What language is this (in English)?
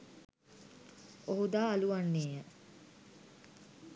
Sinhala